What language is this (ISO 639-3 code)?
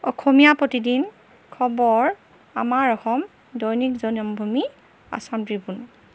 asm